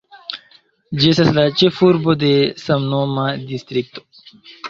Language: Esperanto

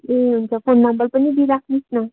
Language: Nepali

